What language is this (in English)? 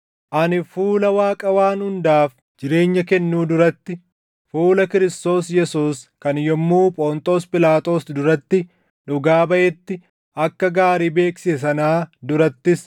Oromo